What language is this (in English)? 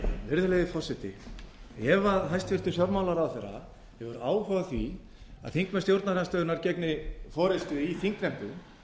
Icelandic